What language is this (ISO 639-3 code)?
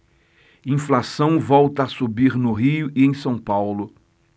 por